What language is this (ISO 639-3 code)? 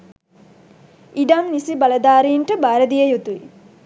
sin